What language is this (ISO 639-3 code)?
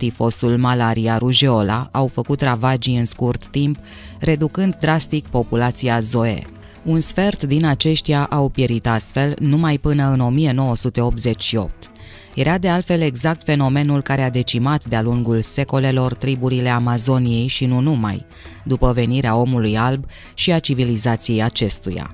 ron